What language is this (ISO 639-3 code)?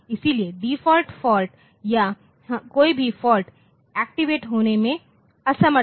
hin